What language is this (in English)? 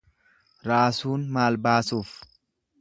Oromo